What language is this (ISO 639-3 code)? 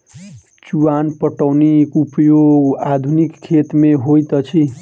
mai